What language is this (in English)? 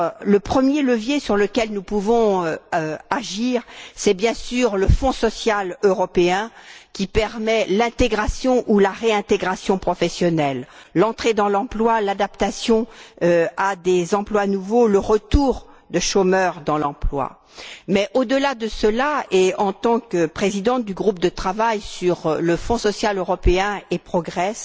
French